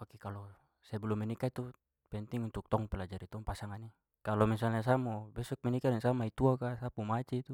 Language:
Papuan Malay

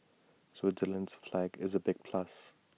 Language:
English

